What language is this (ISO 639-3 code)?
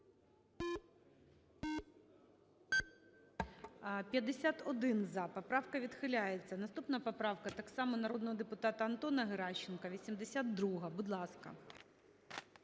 ukr